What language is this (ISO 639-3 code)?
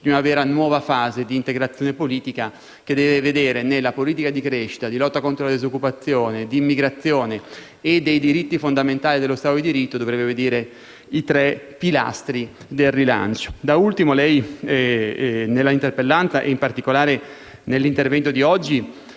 ita